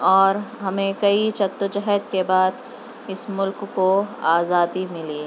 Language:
Urdu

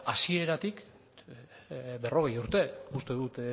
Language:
Basque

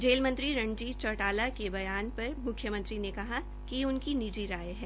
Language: Hindi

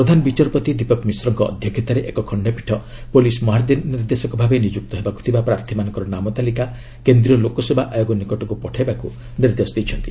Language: Odia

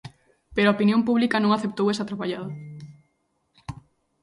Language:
Galician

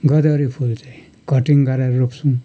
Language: Nepali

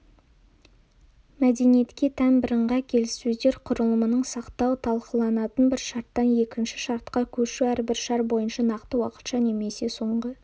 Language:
Kazakh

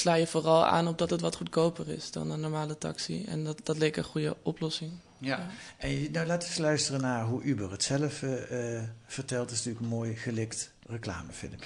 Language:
Dutch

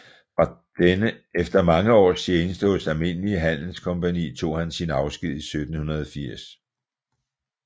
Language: Danish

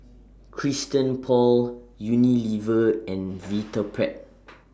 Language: English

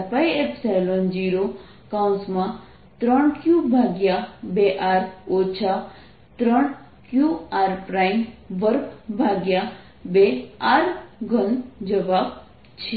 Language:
Gujarati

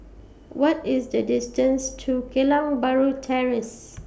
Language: English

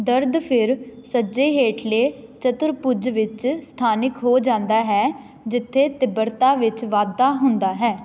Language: Punjabi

